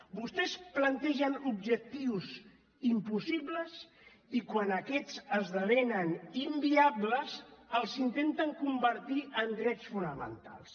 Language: Catalan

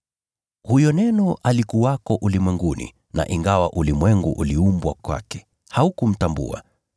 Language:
Swahili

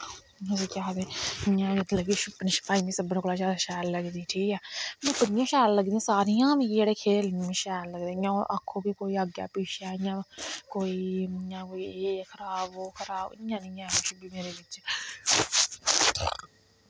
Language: Dogri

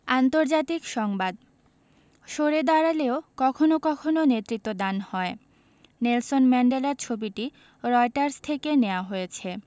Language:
Bangla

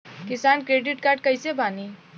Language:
Bhojpuri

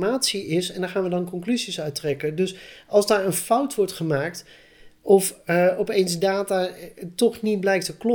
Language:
Dutch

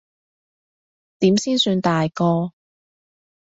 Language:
Cantonese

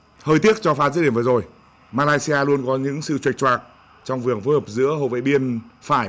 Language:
Vietnamese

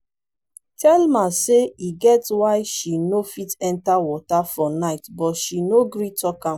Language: Nigerian Pidgin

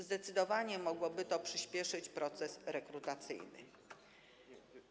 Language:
Polish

